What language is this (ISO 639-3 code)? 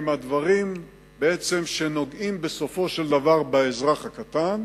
heb